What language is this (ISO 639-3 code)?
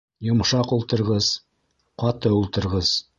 bak